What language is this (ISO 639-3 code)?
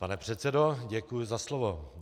ces